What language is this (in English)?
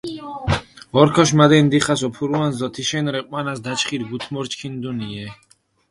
Mingrelian